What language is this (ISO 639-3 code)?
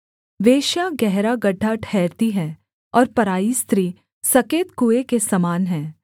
hin